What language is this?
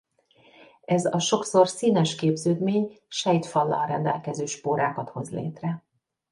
Hungarian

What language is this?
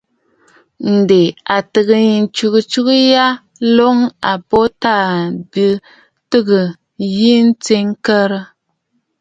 Bafut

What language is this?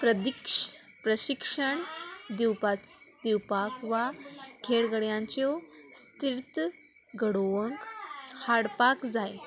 Konkani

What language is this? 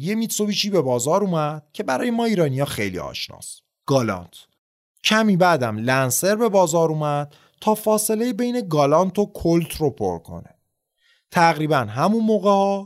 Persian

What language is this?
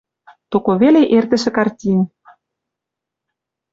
Western Mari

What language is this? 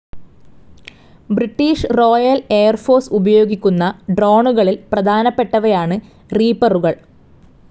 Malayalam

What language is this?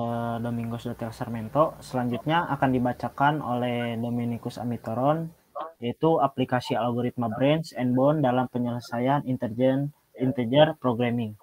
Indonesian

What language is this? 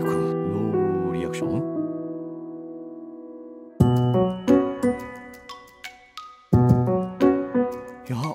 Japanese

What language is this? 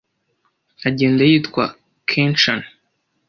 Kinyarwanda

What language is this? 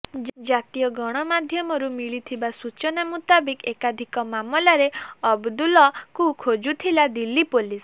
Odia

